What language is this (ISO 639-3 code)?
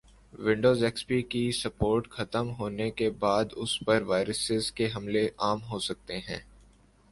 urd